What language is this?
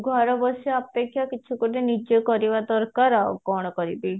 Odia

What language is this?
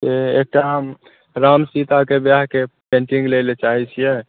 Maithili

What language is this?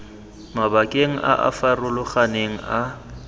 Tswana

